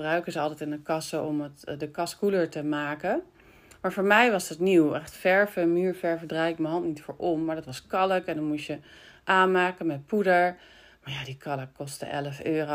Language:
Dutch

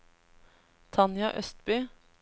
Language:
Norwegian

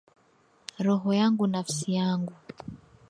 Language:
Swahili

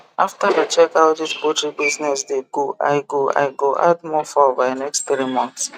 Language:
Nigerian Pidgin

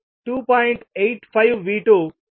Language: Telugu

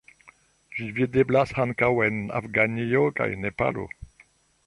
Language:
Esperanto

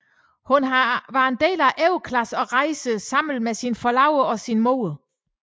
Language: Danish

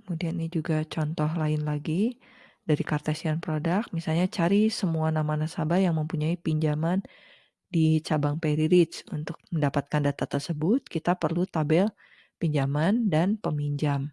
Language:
Indonesian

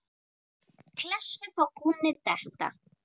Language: Icelandic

